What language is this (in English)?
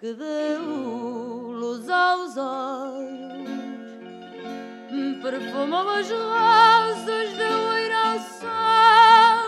Portuguese